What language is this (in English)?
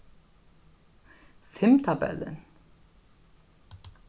Faroese